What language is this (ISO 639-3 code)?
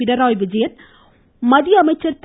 tam